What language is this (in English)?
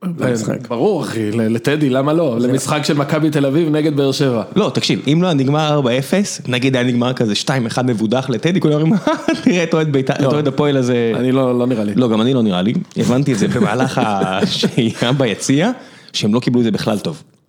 Hebrew